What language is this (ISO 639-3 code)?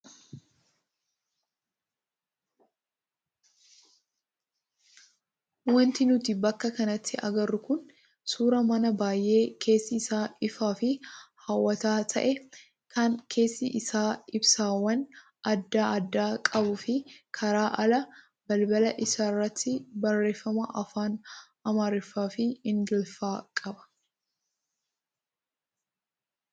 orm